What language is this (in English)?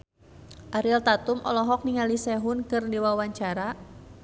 Sundanese